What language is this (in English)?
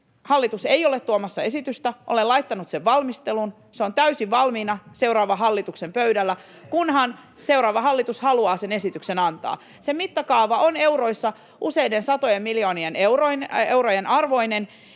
Finnish